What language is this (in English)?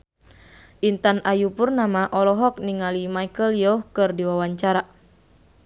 Sundanese